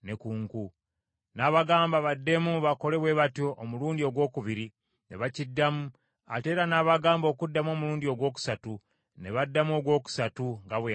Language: Ganda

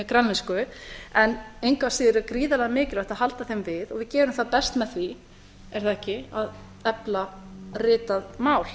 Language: Icelandic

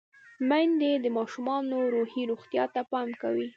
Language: Pashto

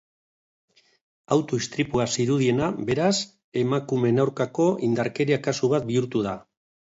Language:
Basque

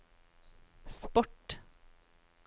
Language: Norwegian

